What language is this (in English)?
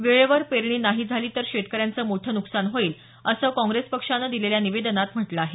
Marathi